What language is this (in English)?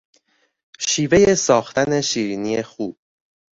Persian